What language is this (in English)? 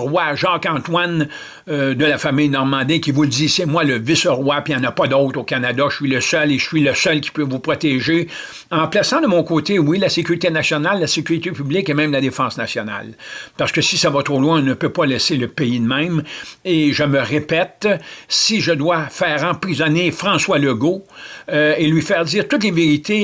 French